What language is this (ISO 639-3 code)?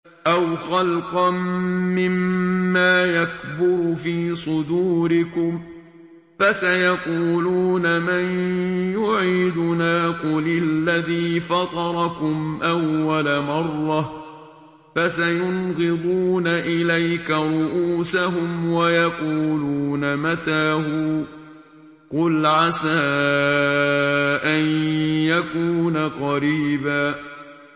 ara